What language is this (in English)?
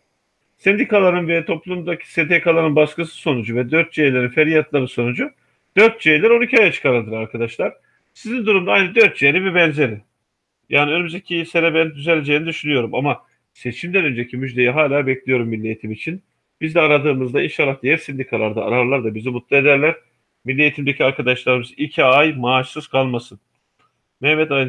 Turkish